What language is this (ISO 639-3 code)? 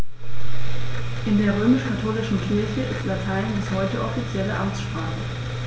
deu